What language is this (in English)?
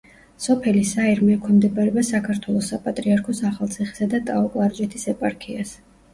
Georgian